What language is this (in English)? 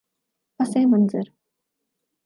Urdu